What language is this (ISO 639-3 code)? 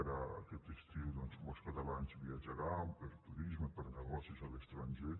cat